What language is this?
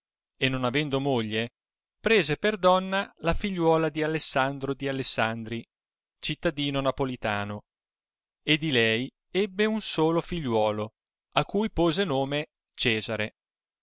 Italian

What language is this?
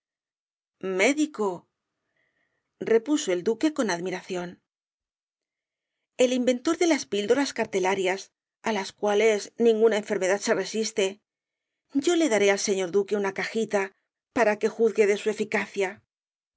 Spanish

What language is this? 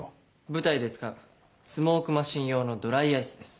Japanese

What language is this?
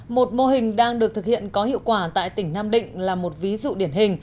Vietnamese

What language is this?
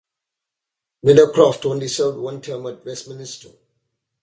English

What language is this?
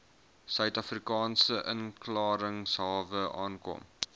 Afrikaans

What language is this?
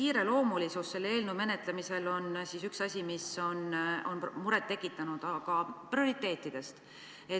Estonian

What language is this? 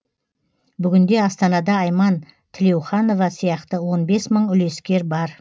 Kazakh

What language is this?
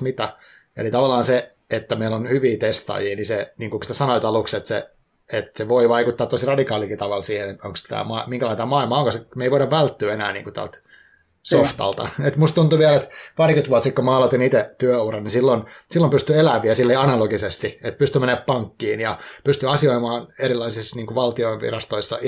Finnish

